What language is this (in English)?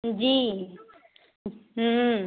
Urdu